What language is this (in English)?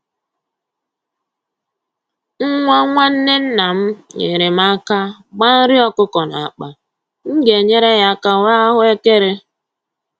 Igbo